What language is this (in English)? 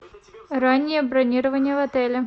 Russian